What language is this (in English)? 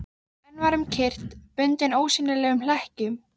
Icelandic